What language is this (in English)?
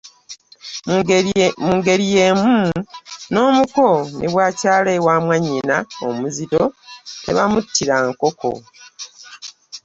Ganda